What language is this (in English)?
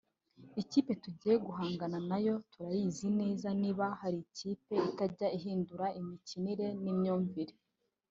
Kinyarwanda